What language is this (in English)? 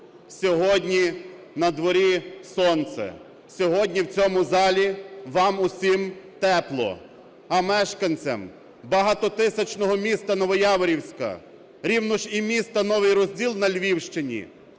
Ukrainian